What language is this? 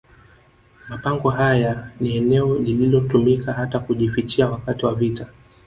Swahili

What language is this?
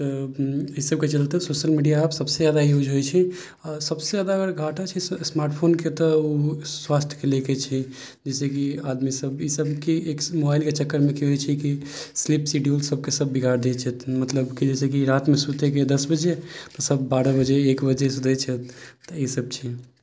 Maithili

